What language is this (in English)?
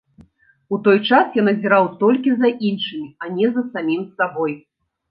Belarusian